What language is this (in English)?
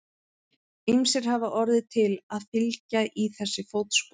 Icelandic